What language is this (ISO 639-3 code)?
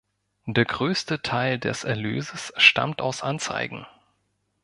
deu